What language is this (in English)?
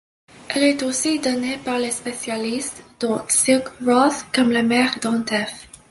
French